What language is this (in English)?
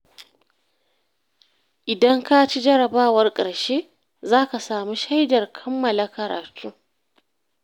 Hausa